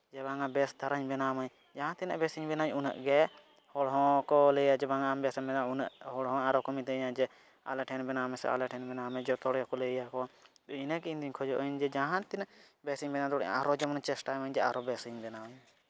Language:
Santali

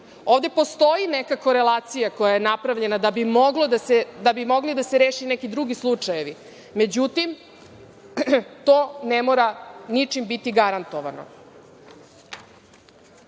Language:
Serbian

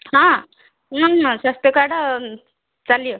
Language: Odia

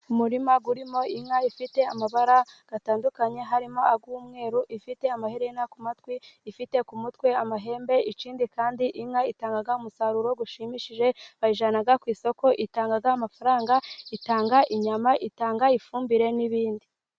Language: Kinyarwanda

